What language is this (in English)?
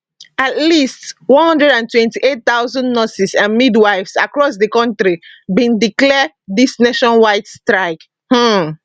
Nigerian Pidgin